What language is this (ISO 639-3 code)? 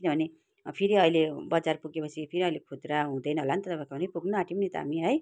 nep